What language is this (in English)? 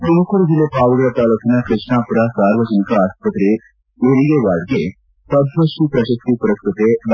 Kannada